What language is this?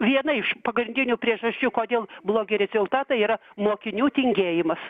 Lithuanian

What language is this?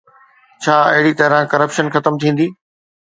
Sindhi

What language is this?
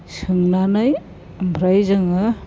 Bodo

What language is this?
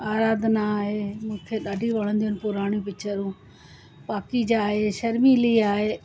Sindhi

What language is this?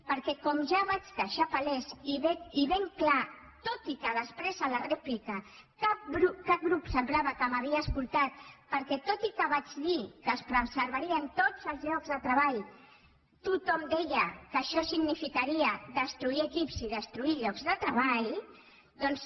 Catalan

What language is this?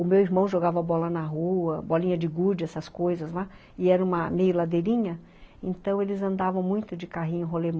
Portuguese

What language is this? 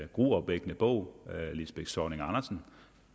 Danish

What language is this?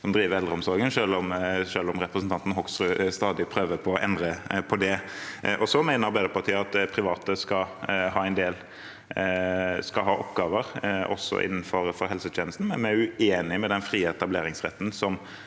Norwegian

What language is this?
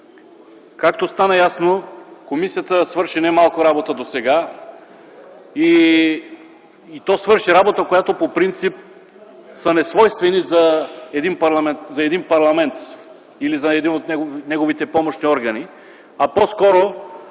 Bulgarian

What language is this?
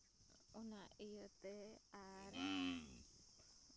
Santali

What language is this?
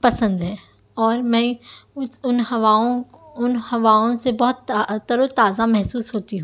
Urdu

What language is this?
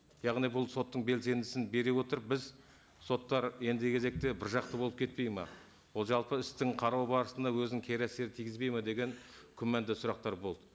Kazakh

